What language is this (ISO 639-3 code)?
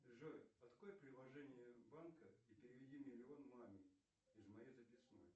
rus